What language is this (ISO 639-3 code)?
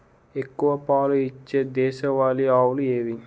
tel